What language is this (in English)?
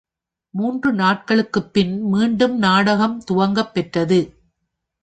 Tamil